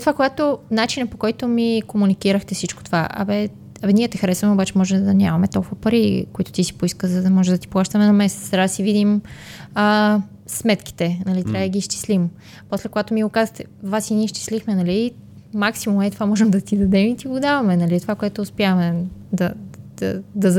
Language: Bulgarian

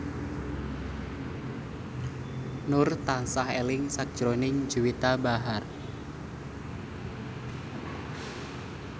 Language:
Javanese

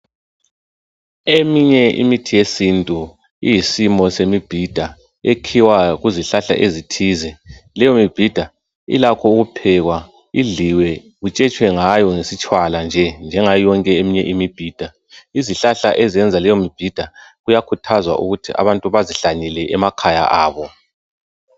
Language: North Ndebele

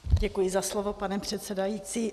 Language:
Czech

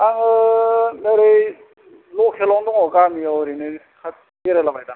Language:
Bodo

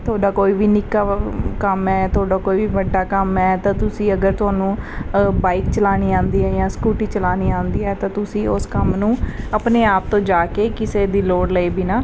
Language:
Punjabi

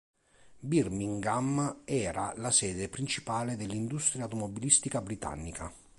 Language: Italian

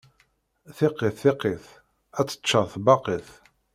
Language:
Kabyle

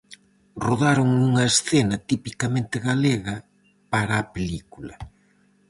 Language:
Galician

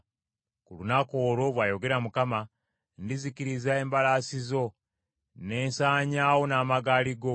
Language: Ganda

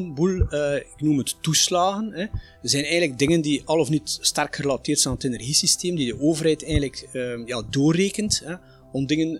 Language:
Dutch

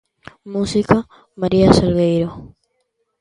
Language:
Galician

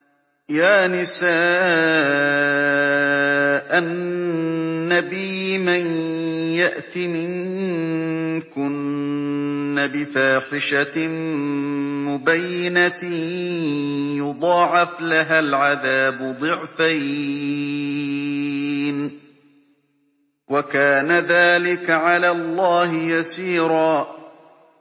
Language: Arabic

